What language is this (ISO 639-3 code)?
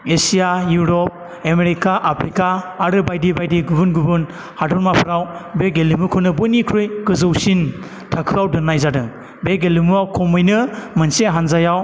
brx